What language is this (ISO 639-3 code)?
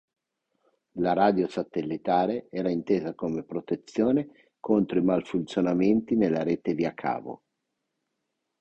ita